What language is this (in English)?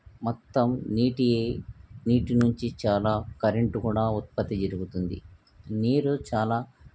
Telugu